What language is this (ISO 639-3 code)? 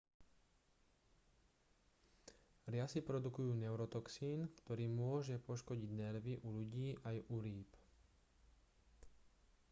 slk